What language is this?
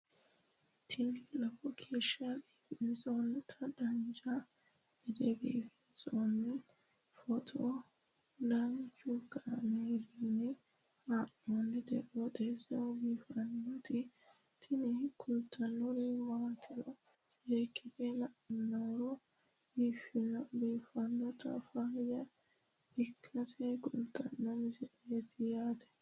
Sidamo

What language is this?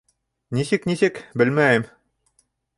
Bashkir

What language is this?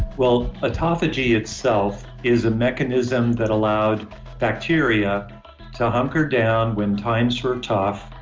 English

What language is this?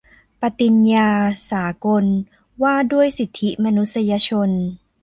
Thai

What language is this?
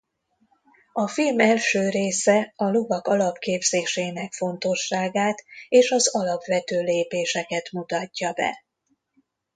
Hungarian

